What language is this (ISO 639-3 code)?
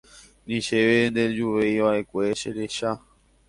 grn